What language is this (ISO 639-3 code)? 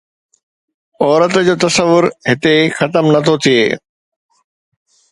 snd